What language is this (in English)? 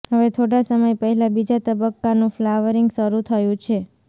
Gujarati